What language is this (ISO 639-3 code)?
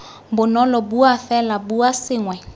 tsn